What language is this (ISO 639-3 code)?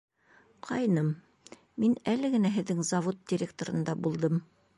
bak